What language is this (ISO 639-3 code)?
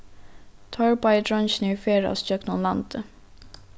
fao